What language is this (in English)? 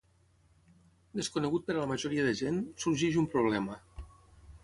Catalan